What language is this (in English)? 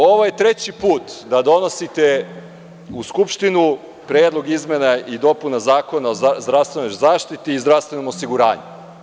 Serbian